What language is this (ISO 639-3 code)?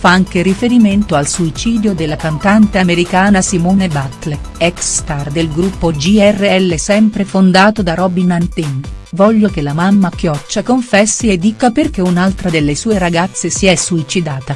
ita